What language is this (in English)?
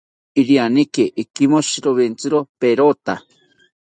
South Ucayali Ashéninka